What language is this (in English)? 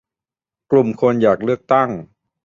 Thai